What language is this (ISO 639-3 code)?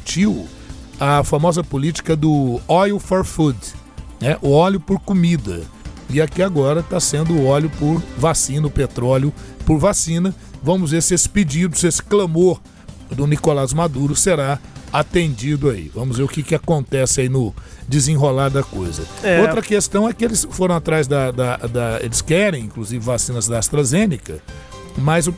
por